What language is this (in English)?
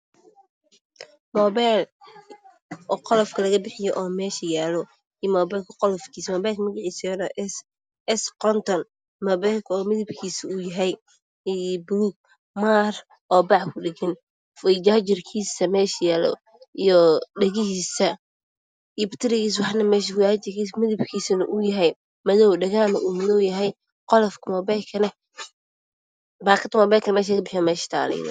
Somali